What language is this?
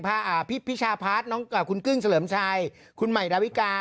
Thai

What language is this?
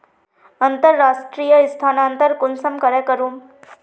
Magahi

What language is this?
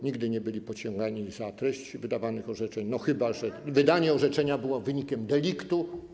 Polish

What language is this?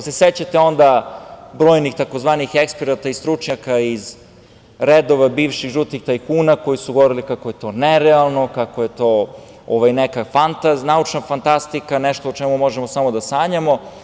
Serbian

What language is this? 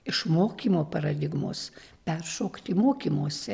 Lithuanian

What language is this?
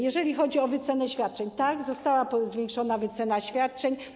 Polish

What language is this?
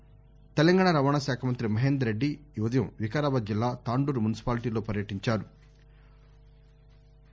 Telugu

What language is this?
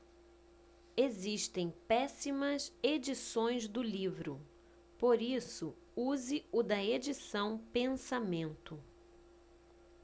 Portuguese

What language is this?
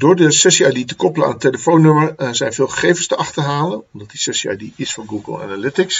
Dutch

